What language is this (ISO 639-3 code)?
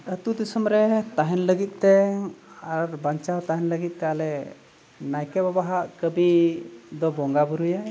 sat